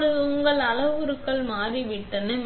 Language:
Tamil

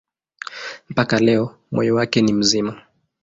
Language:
Swahili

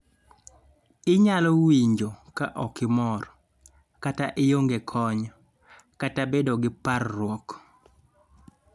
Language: Luo (Kenya and Tanzania)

